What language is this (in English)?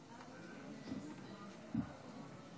Hebrew